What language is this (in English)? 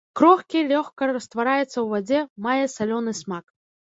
Belarusian